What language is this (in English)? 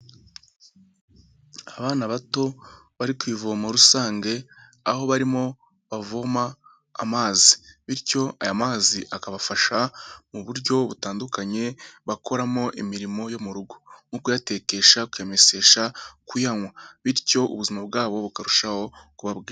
Kinyarwanda